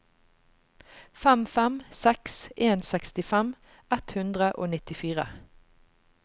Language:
Norwegian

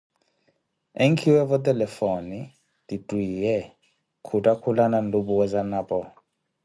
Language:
Koti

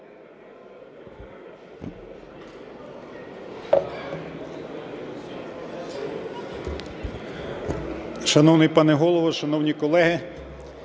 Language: Ukrainian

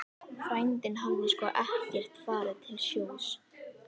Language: Icelandic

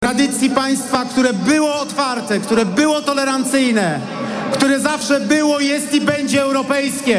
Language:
Polish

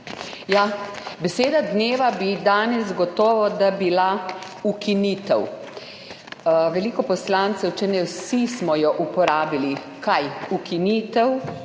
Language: Slovenian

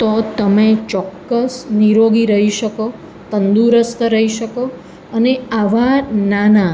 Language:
Gujarati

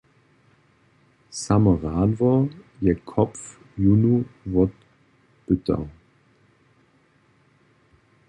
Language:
Upper Sorbian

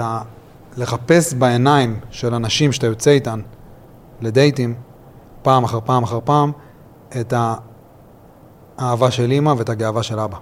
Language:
Hebrew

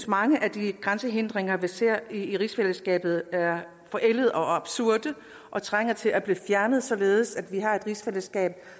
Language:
Danish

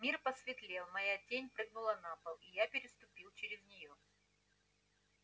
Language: Russian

